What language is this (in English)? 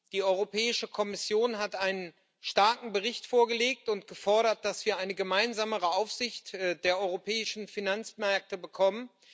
German